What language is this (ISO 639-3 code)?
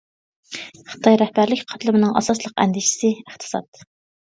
uig